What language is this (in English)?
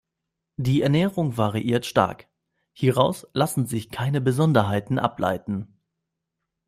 German